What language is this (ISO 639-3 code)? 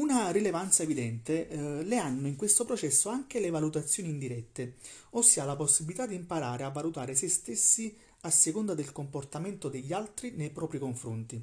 ita